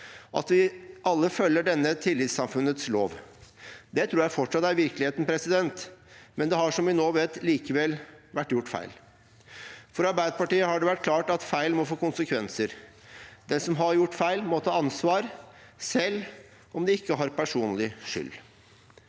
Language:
Norwegian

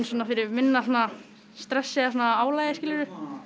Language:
Icelandic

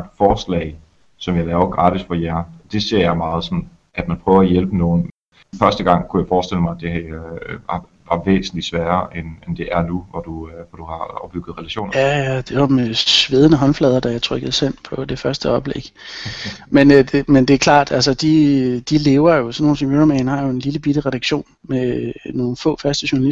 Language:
Danish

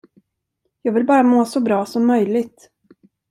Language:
Swedish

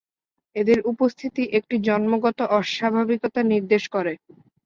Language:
Bangla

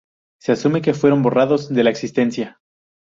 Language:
Spanish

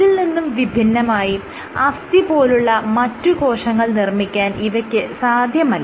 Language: Malayalam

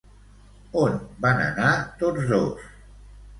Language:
Catalan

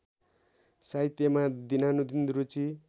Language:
Nepali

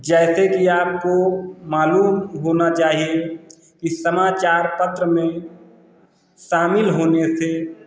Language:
Hindi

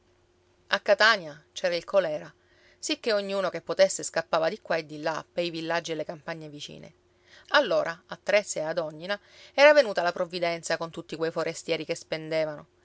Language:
Italian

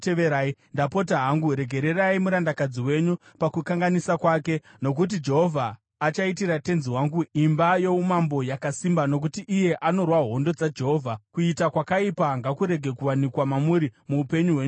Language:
Shona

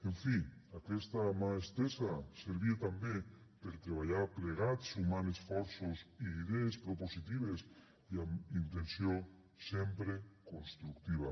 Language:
Catalan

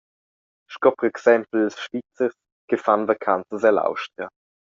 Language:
Romansh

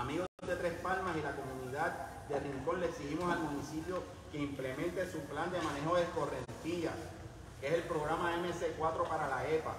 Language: Spanish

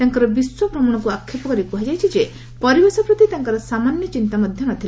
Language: Odia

